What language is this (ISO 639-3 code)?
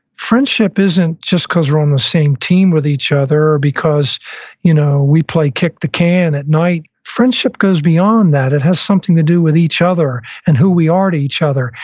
eng